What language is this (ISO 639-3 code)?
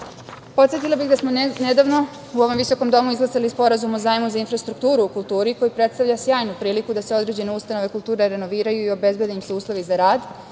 srp